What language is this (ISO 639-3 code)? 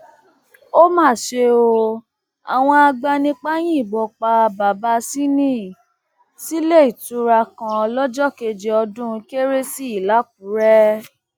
yor